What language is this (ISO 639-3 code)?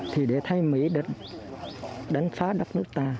vie